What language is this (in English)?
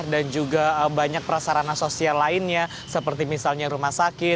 Indonesian